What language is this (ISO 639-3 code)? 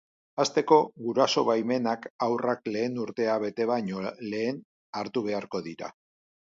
eus